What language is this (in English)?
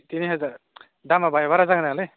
Bodo